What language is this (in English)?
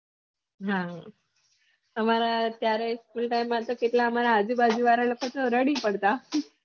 Gujarati